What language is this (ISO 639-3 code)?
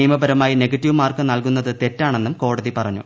mal